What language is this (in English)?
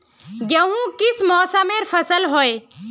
Magahi